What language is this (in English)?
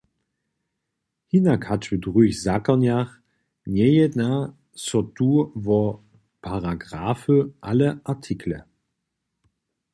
Upper Sorbian